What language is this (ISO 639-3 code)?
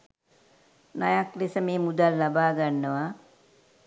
sin